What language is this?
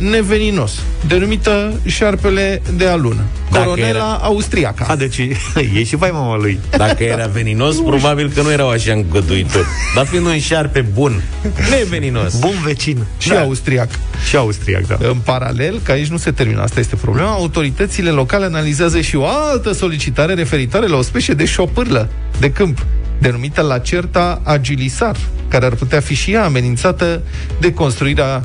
Romanian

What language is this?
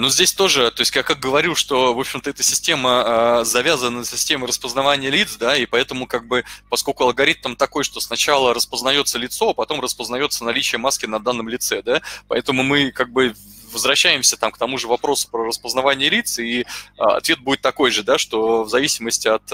Russian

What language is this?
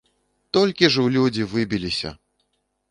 Belarusian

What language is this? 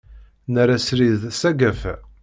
Kabyle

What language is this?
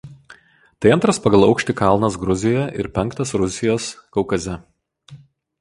Lithuanian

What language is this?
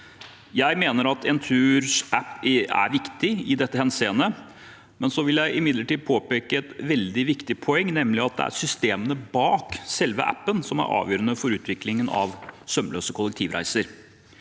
Norwegian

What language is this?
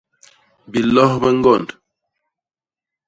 Basaa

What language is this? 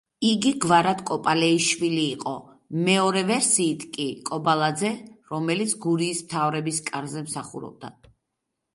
Georgian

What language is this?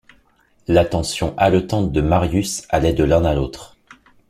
French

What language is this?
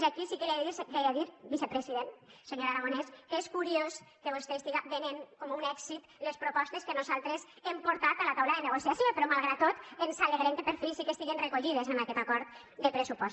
Catalan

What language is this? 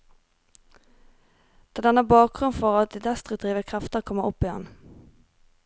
Norwegian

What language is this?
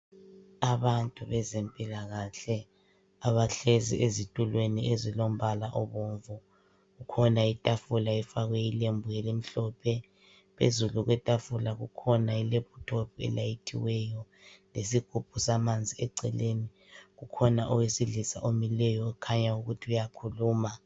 North Ndebele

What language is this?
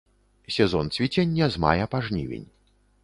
Belarusian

